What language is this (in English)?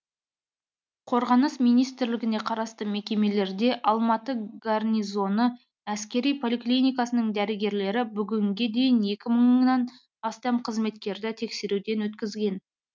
Kazakh